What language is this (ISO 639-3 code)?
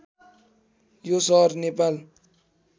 nep